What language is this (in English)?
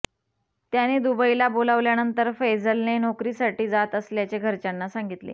Marathi